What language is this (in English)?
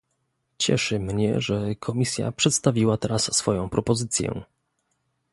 Polish